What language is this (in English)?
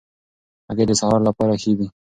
Pashto